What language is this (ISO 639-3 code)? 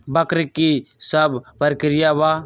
mag